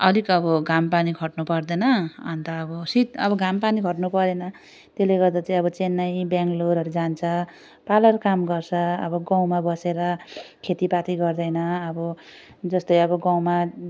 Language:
Nepali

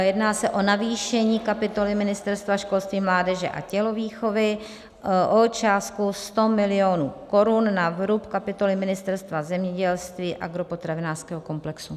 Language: Czech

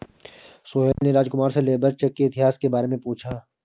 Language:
Hindi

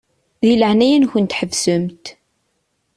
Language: Kabyle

